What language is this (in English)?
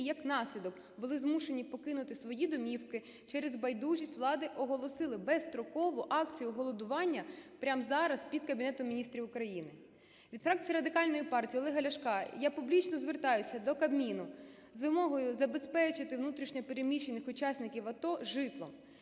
Ukrainian